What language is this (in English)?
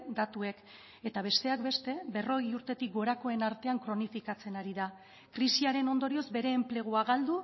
Basque